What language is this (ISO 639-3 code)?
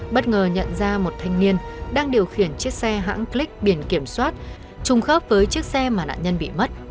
vie